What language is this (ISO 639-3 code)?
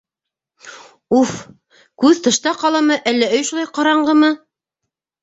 bak